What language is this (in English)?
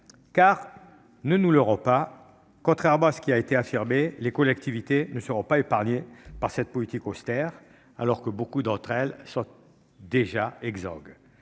French